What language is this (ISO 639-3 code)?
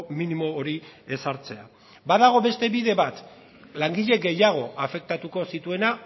eus